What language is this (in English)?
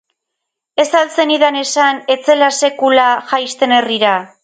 Basque